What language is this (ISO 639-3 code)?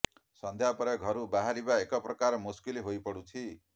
ori